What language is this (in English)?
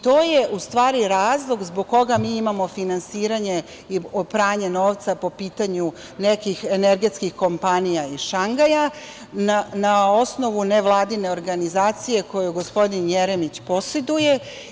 Serbian